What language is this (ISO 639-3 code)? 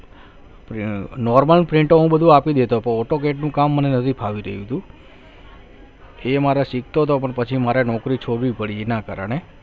guj